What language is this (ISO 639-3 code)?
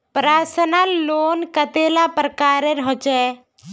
mag